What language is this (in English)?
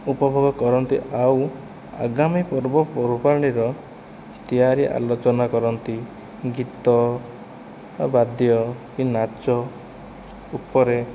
Odia